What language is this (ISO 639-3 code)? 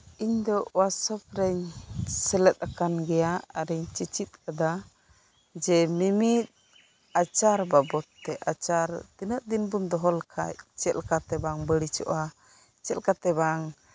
sat